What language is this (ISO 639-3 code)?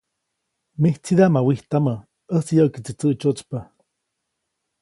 zoc